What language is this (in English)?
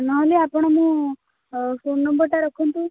Odia